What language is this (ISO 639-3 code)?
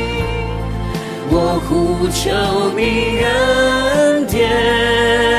zho